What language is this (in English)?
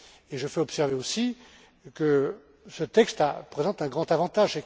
French